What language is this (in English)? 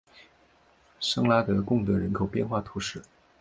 Chinese